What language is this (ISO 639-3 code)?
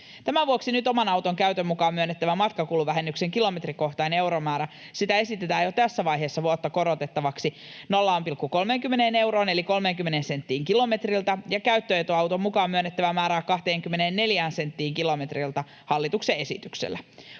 fin